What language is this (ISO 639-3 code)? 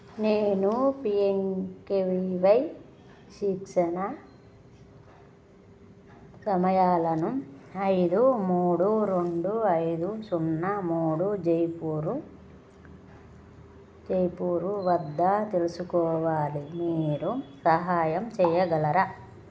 tel